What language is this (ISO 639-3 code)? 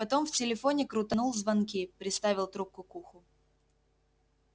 rus